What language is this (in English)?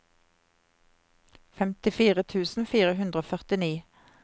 Norwegian